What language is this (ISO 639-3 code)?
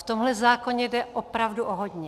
ces